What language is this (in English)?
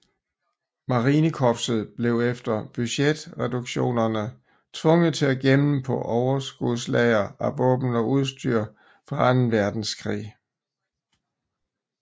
Danish